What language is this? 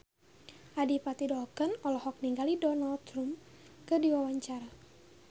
Sundanese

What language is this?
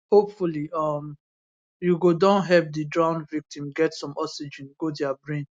Nigerian Pidgin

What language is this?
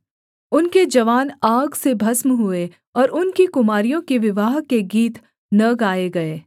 Hindi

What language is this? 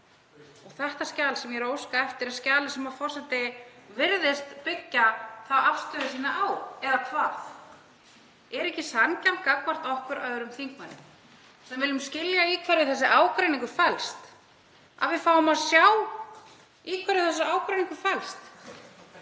Icelandic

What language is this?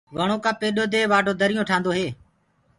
Gurgula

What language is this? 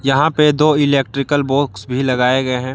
Hindi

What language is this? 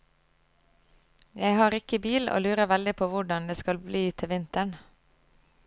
Norwegian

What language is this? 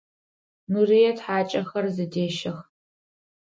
Adyghe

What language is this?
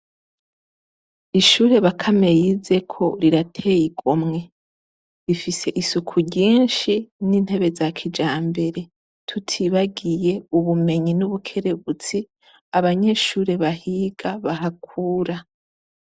Rundi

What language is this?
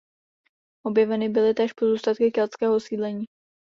Czech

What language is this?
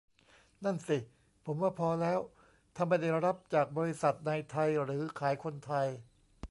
Thai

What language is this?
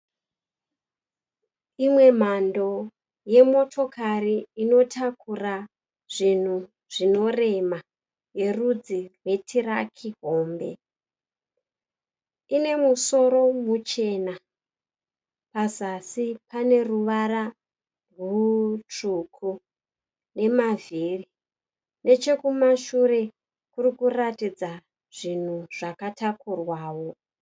Shona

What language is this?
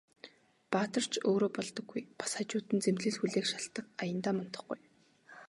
Mongolian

